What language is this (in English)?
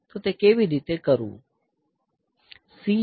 Gujarati